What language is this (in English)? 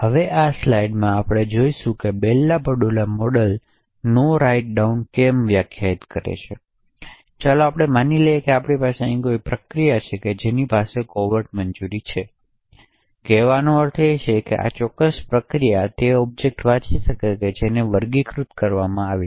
Gujarati